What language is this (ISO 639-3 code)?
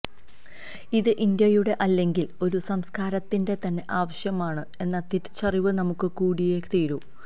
mal